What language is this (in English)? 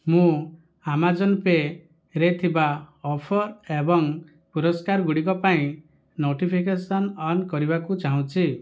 Odia